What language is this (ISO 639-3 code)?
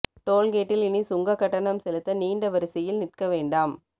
tam